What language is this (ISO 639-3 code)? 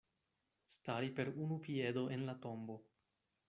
epo